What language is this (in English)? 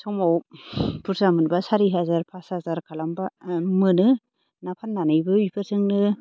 Bodo